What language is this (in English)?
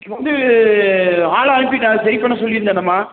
Tamil